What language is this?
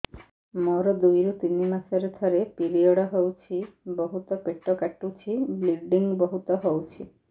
Odia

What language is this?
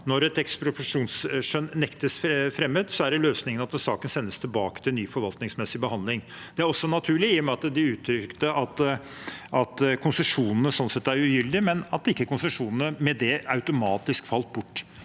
Norwegian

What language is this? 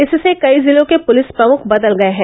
Hindi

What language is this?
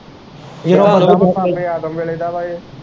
Punjabi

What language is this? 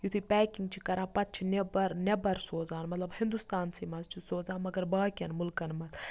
Kashmiri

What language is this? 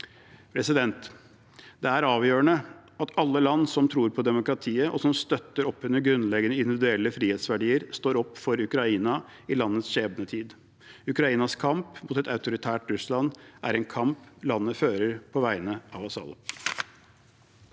Norwegian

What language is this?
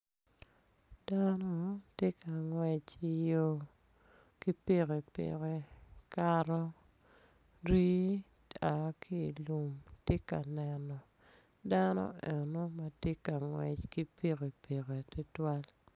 Acoli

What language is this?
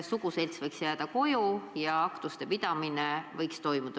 Estonian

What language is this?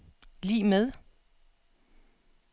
Danish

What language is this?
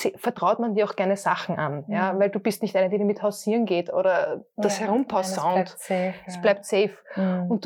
German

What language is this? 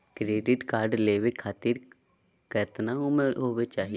Magahi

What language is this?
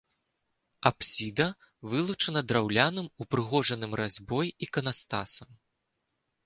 Belarusian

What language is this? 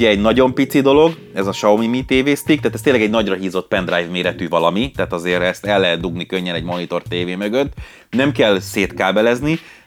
Hungarian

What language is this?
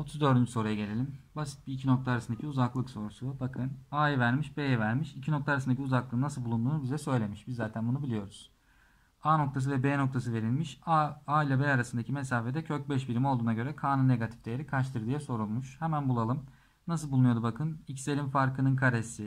Turkish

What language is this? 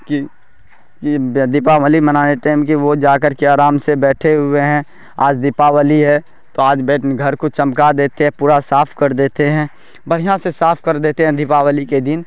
Urdu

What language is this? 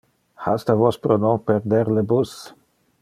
Interlingua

